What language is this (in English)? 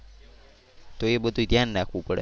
Gujarati